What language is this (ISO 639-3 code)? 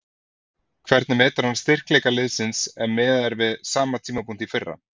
isl